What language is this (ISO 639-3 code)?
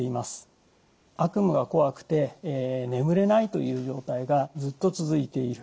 jpn